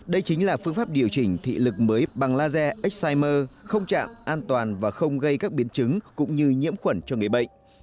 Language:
Vietnamese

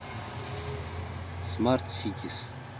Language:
Russian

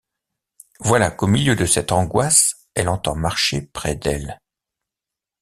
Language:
French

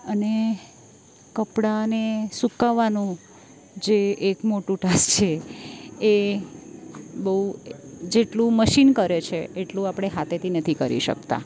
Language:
Gujarati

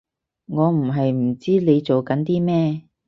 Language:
Cantonese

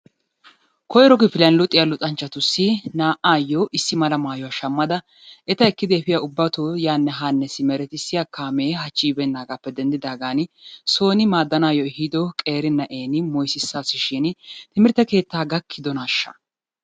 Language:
Wolaytta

